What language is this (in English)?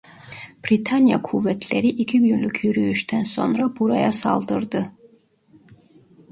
Turkish